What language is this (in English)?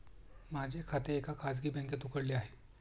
Marathi